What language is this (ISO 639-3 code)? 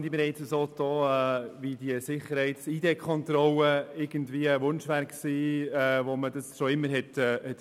gsw